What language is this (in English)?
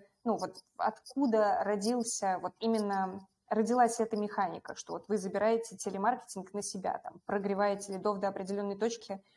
Russian